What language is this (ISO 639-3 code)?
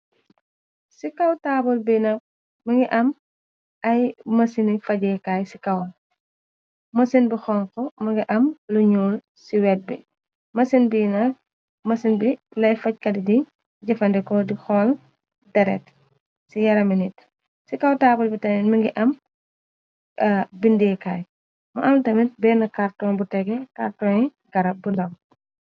wol